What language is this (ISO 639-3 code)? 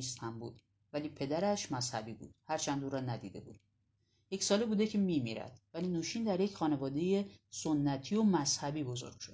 fas